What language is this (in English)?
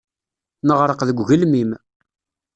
Kabyle